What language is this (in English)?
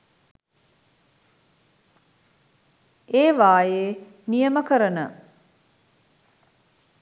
Sinhala